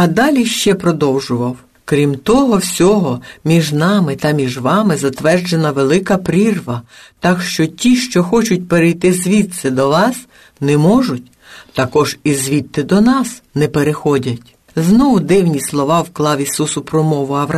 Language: Ukrainian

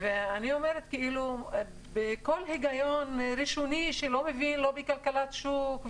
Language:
Hebrew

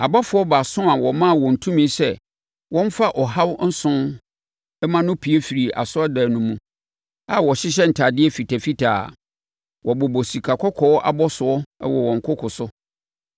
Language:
Akan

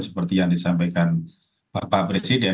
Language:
Indonesian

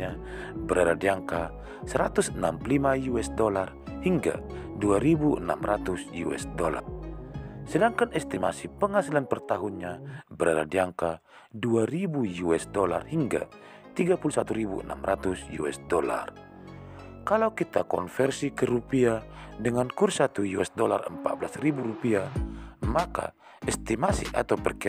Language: Indonesian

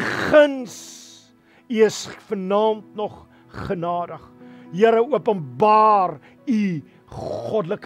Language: Dutch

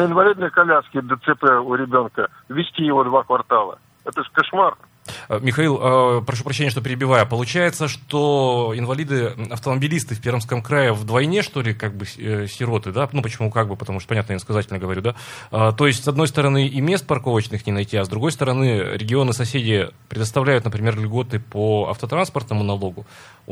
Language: Russian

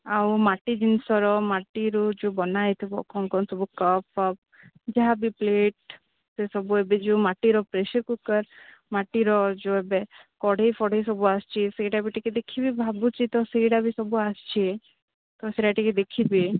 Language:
Odia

